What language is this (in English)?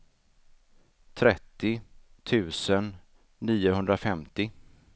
Swedish